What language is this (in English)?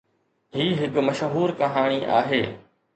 Sindhi